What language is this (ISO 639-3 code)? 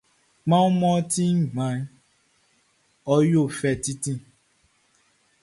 bci